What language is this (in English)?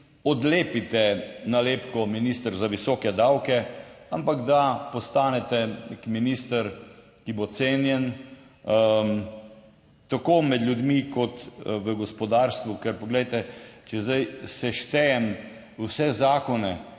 Slovenian